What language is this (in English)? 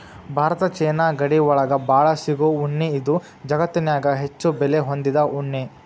Kannada